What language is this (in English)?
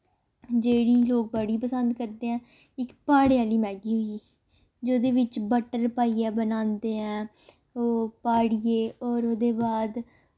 Dogri